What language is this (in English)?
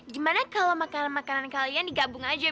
Indonesian